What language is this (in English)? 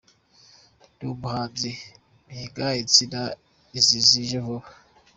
Kinyarwanda